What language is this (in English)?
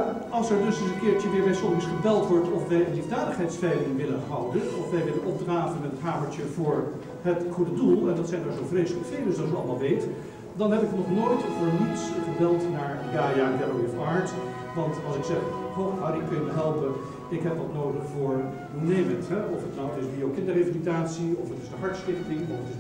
Dutch